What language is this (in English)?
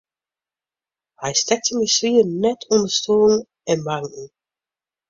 Western Frisian